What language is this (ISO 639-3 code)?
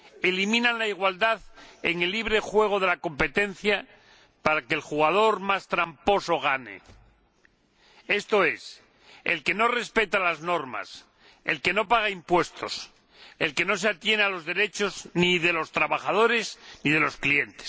spa